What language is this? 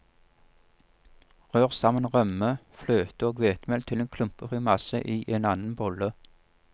Norwegian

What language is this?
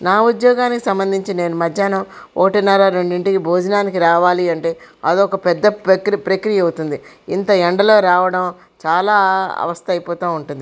Telugu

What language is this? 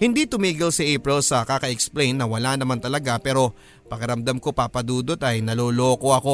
Filipino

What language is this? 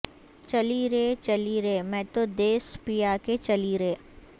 Urdu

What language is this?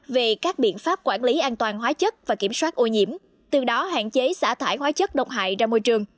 Vietnamese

